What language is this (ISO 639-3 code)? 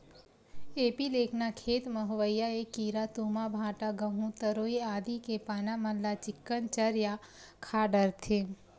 hne